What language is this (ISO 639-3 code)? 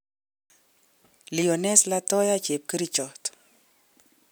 kln